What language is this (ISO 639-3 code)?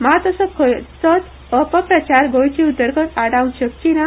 kok